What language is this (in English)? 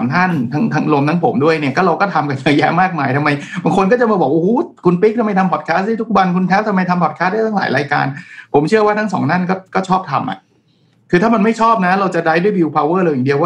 Thai